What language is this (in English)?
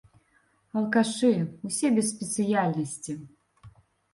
Belarusian